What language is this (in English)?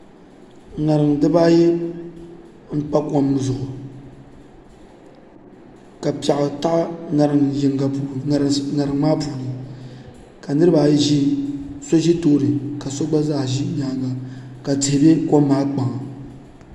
Dagbani